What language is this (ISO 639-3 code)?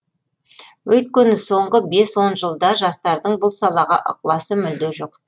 kaz